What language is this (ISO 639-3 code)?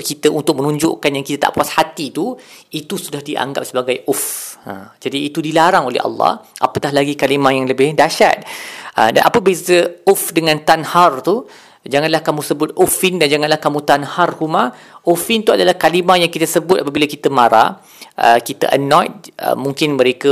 msa